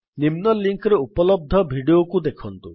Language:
Odia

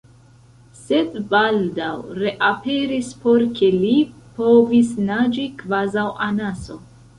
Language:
Esperanto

